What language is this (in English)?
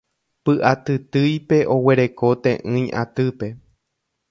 Guarani